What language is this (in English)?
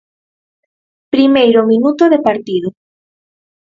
Galician